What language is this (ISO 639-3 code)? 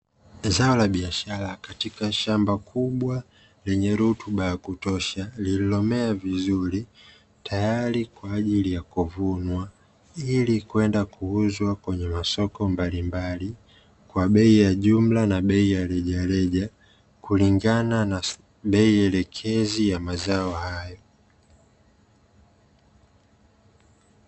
swa